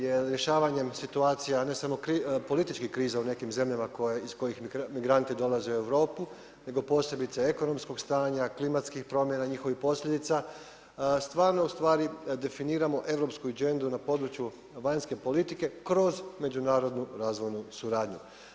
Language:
Croatian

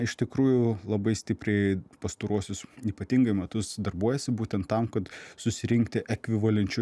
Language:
Lithuanian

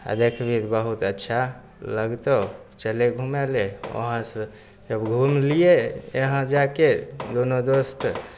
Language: Maithili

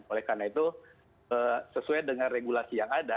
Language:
Indonesian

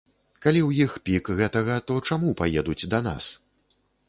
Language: Belarusian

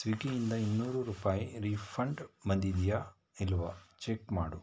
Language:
Kannada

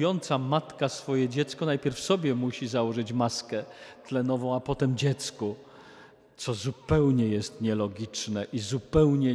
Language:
Polish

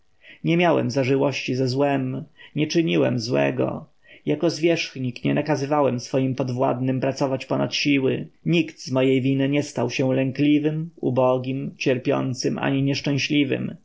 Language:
Polish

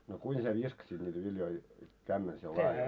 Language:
Finnish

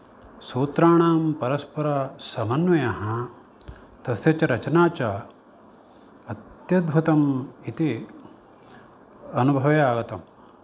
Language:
Sanskrit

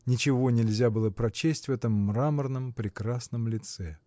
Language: Russian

